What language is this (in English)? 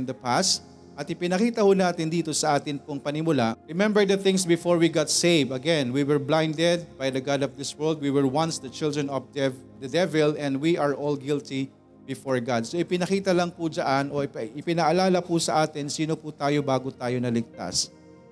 Filipino